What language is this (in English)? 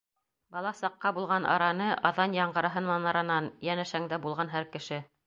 Bashkir